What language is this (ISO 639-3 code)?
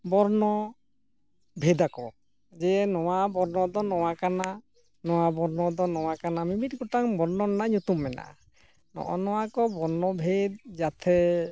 sat